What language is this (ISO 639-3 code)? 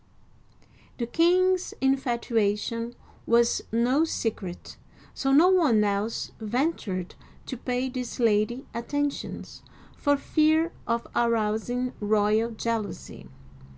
eng